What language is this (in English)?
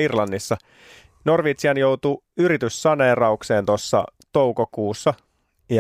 Finnish